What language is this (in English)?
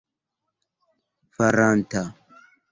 Esperanto